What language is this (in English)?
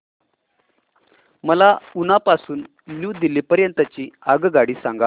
Marathi